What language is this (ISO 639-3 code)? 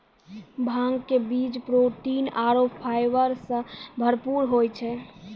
mai